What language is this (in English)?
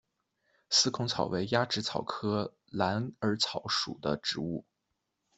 Chinese